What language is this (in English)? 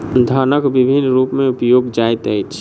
Maithili